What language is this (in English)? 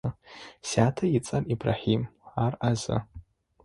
Adyghe